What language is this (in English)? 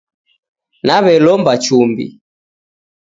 Taita